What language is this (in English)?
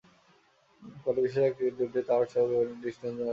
Bangla